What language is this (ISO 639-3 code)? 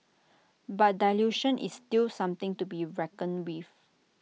eng